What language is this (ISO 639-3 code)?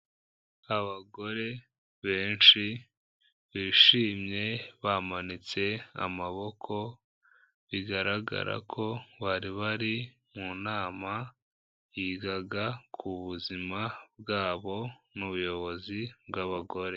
kin